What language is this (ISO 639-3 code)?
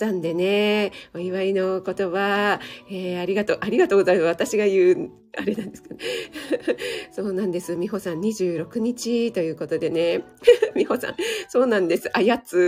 jpn